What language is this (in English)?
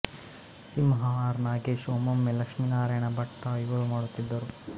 Kannada